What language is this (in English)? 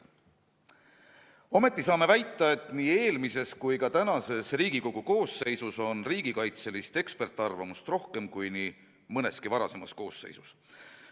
Estonian